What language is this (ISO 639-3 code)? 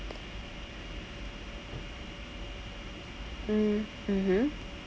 eng